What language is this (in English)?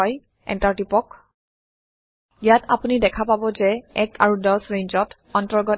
Assamese